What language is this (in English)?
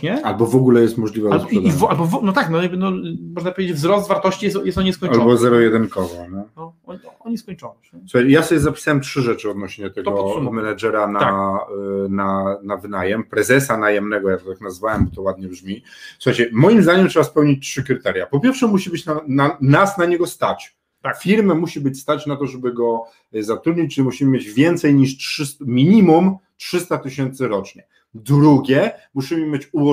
Polish